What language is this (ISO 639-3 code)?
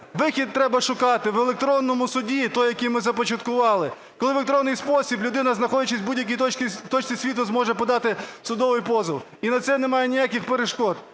ukr